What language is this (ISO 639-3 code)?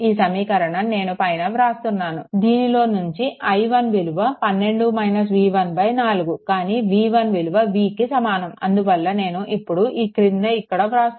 tel